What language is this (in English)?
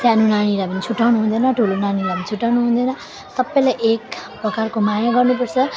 Nepali